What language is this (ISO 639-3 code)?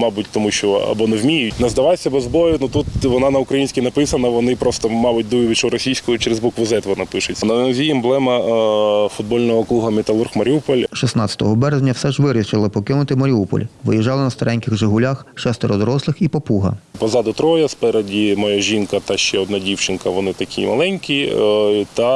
ukr